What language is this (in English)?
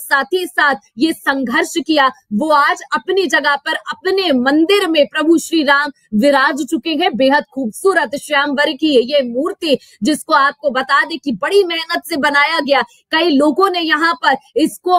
Hindi